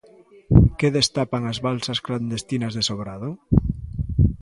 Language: Galician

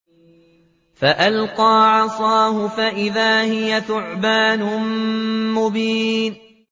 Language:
Arabic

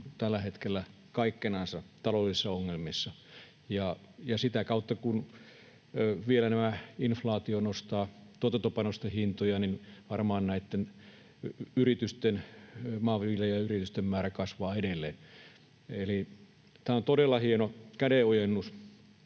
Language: Finnish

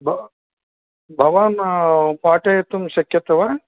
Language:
Sanskrit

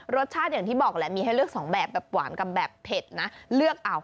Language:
Thai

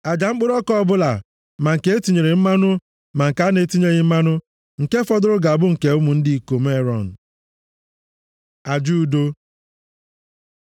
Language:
Igbo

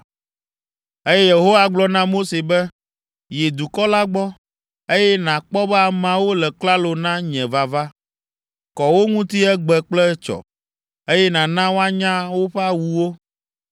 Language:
Ewe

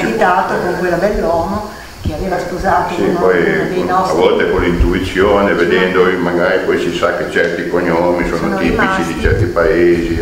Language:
Italian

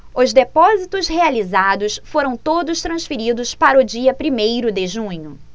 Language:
Portuguese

